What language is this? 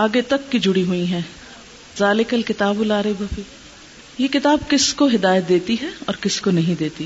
Urdu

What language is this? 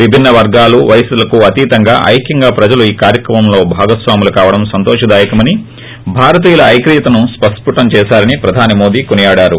Telugu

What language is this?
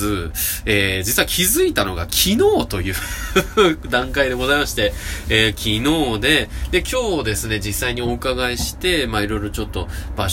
Japanese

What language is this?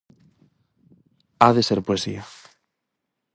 Galician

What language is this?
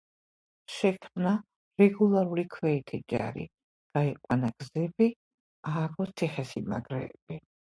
Georgian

